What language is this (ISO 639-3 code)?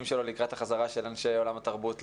heb